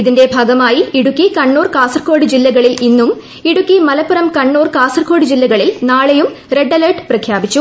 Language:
Malayalam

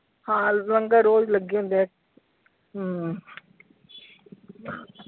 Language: Punjabi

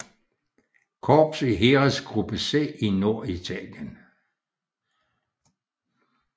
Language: Danish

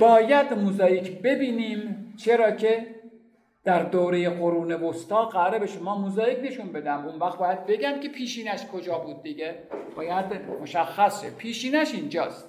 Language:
Persian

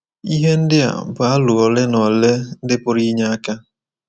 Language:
Igbo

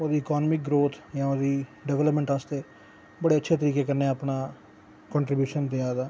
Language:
Dogri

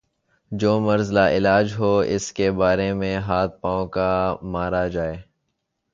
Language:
Urdu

